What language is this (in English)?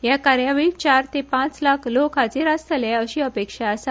Konkani